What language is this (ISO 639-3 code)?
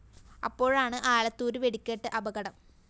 mal